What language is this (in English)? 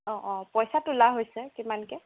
Assamese